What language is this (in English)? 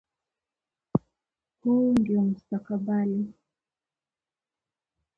Swahili